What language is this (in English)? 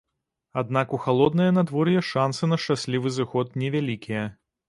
Belarusian